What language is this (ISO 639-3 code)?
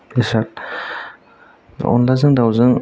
brx